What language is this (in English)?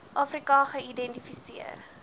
Afrikaans